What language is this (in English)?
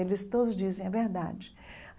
Portuguese